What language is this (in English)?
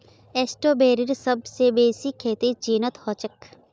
Magahi